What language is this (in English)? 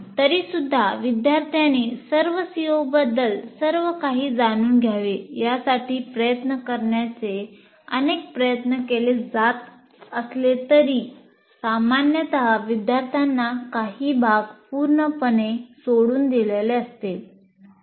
Marathi